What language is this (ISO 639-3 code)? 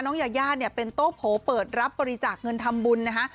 tha